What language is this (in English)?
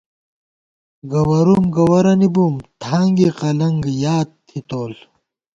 Gawar-Bati